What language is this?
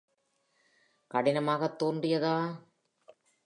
Tamil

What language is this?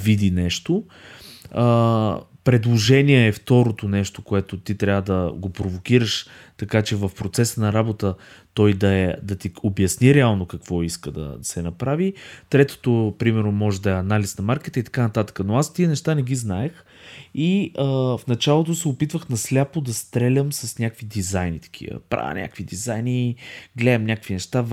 Bulgarian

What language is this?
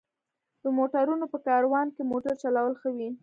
Pashto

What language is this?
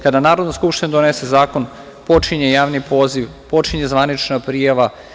Serbian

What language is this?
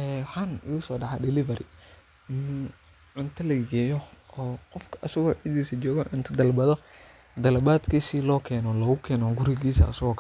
Somali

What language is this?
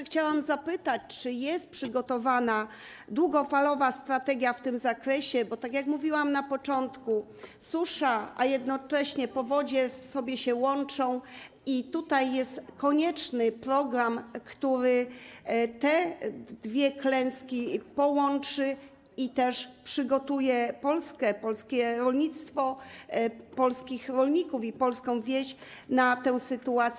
Polish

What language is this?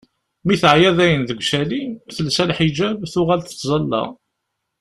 Kabyle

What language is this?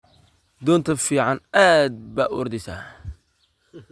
Somali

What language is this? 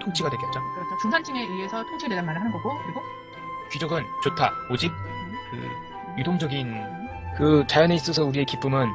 Korean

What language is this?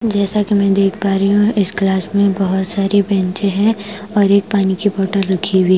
Hindi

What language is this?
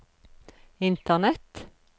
Norwegian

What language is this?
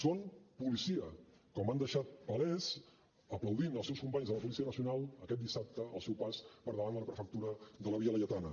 Catalan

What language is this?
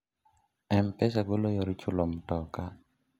Luo (Kenya and Tanzania)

